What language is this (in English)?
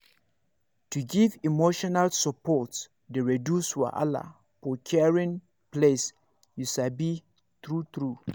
Nigerian Pidgin